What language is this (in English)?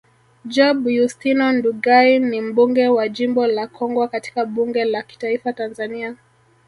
Swahili